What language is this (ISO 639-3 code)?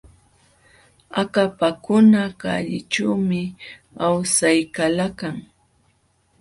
qxw